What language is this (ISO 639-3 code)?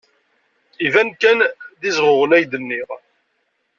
kab